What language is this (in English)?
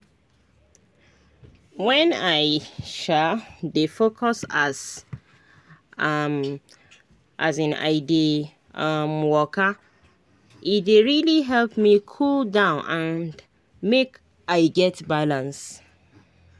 Nigerian Pidgin